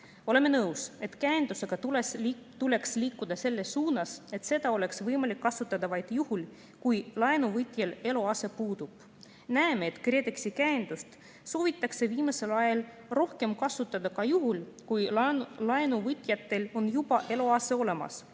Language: Estonian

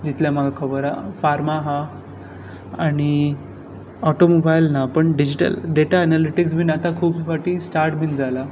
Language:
Konkani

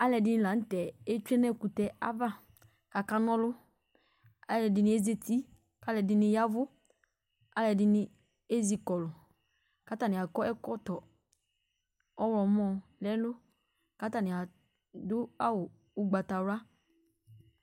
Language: Ikposo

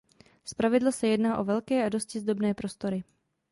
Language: Czech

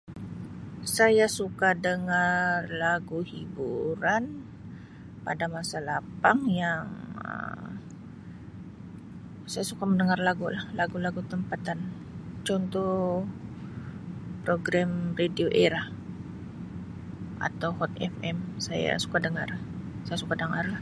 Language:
Sabah Malay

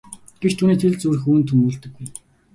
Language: Mongolian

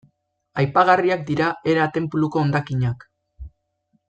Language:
Basque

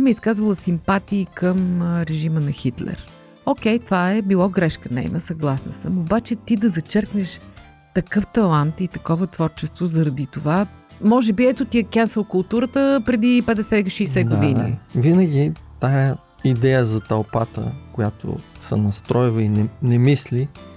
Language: Bulgarian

